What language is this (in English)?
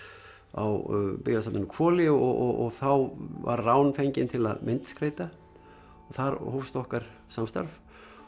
Icelandic